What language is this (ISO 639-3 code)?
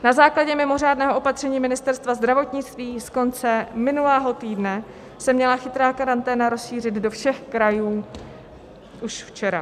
ces